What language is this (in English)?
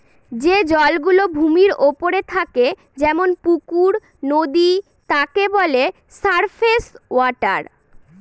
Bangla